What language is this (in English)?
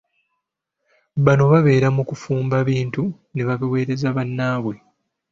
Ganda